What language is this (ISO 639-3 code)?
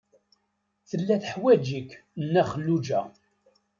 kab